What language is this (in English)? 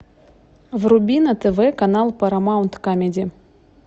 Russian